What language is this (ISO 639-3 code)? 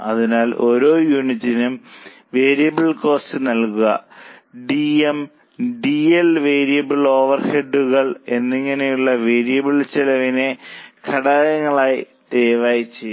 mal